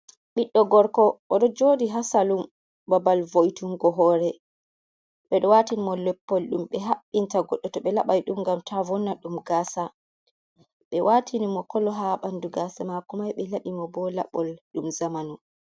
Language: Fula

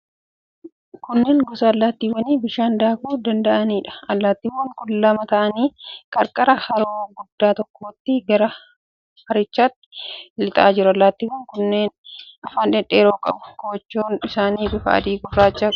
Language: Oromo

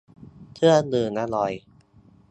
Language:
Thai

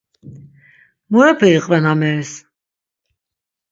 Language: Laz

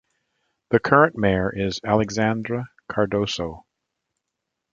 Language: English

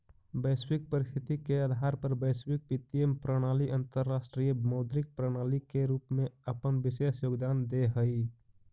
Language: Magahi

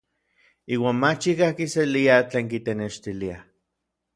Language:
Orizaba Nahuatl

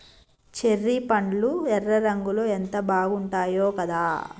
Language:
Telugu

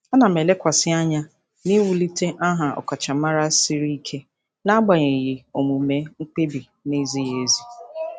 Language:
Igbo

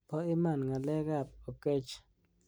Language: Kalenjin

